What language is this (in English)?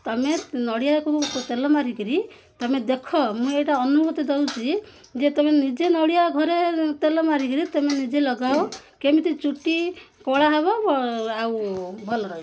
Odia